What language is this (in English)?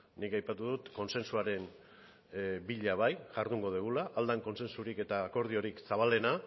Basque